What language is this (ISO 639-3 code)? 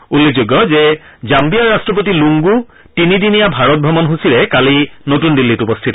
asm